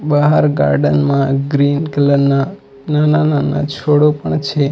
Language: Gujarati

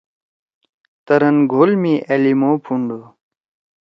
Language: Torwali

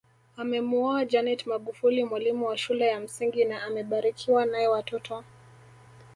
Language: Swahili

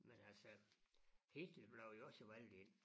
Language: Danish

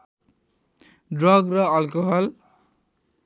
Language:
Nepali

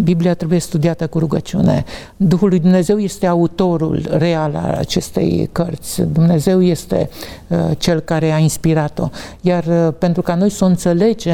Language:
Romanian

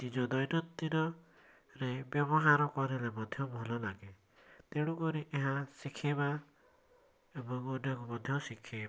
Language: Odia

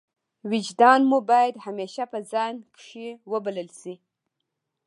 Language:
Pashto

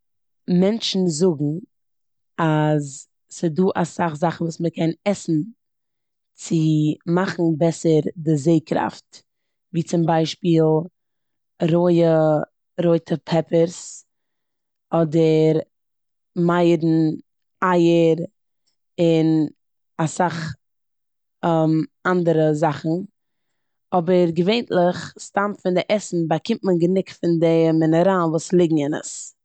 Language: Yiddish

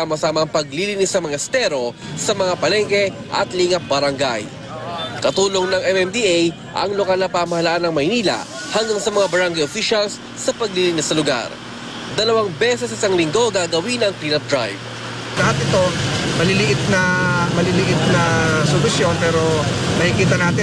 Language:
Filipino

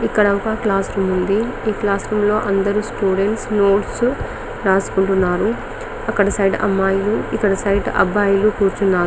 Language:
Telugu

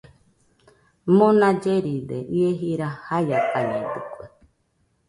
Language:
Nüpode Huitoto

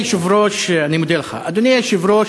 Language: Hebrew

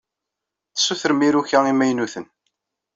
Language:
Kabyle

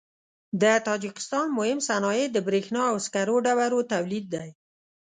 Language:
Pashto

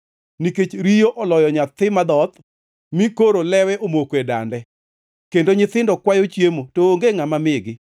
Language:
Luo (Kenya and Tanzania)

